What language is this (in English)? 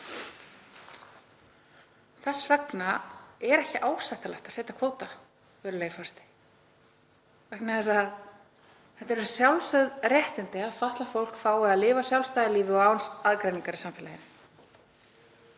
Icelandic